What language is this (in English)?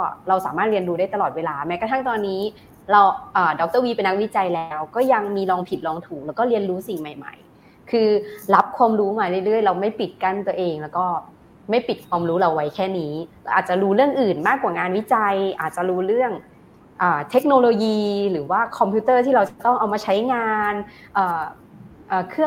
Thai